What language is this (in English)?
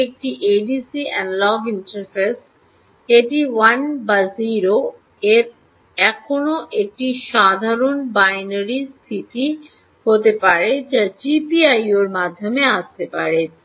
Bangla